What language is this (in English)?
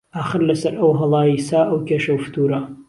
Central Kurdish